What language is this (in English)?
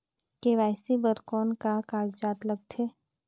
Chhattisgarhi